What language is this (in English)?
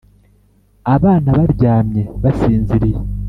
Kinyarwanda